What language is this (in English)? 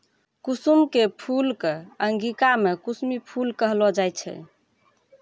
Maithili